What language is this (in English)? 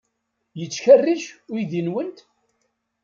Kabyle